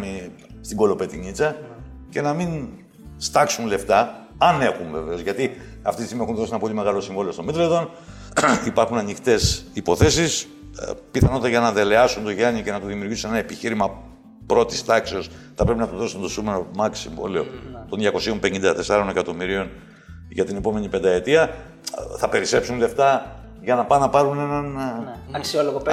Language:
Greek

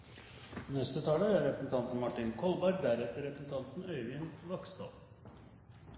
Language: Norwegian Bokmål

